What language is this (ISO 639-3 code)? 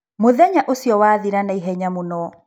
kik